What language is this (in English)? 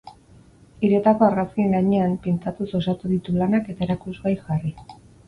Basque